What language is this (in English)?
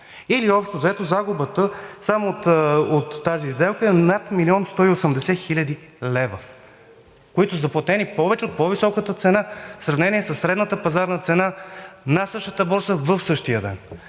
Bulgarian